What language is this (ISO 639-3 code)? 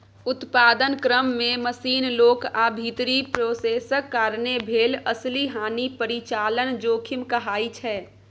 mai